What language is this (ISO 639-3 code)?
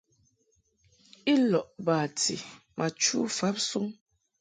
mhk